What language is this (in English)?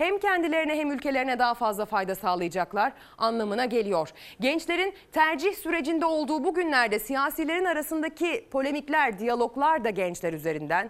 Turkish